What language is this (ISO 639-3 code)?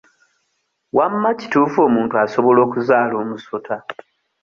lug